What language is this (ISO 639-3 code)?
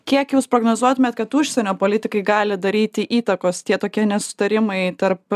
lit